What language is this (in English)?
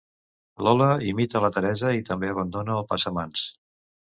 Catalan